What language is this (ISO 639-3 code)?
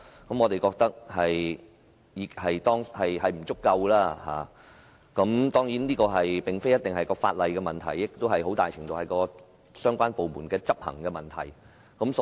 yue